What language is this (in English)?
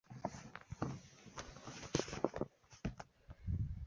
Chinese